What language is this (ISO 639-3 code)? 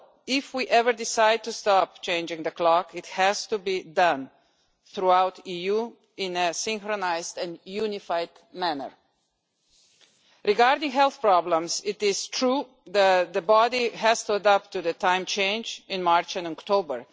eng